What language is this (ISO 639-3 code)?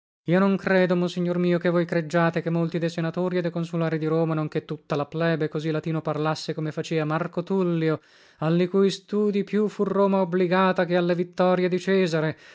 ita